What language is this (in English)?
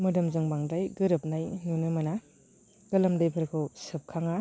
Bodo